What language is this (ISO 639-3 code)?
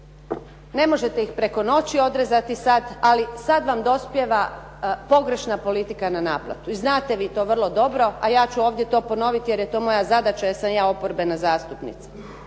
hrv